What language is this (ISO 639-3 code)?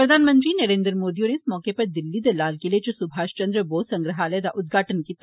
doi